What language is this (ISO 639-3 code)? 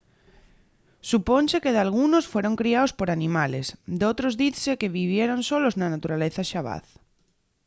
ast